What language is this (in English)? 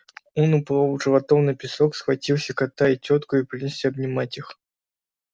Russian